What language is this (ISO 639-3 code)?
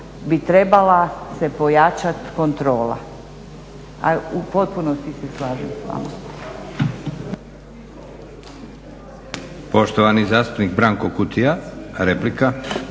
hrv